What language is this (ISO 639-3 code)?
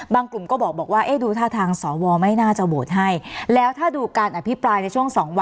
tha